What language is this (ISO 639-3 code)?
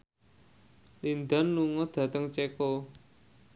jav